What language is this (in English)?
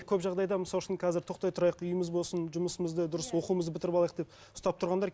Kazakh